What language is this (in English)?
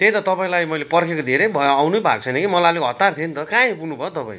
Nepali